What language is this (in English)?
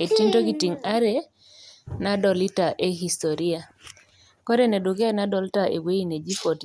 Masai